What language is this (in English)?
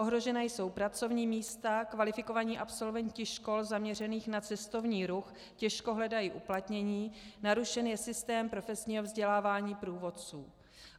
Czech